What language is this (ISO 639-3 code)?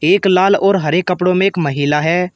hin